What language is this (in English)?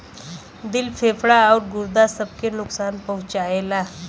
Bhojpuri